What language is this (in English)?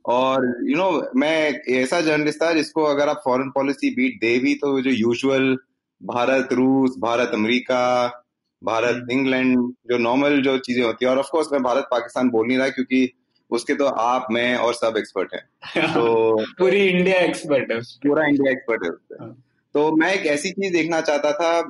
Hindi